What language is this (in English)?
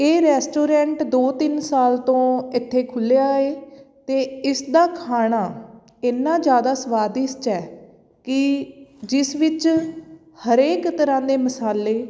Punjabi